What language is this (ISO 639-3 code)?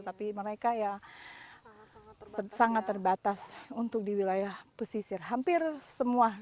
ind